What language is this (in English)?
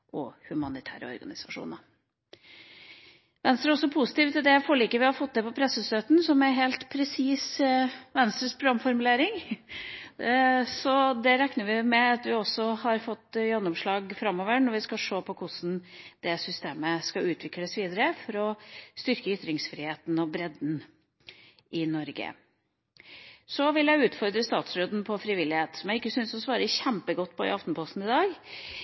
Norwegian Bokmål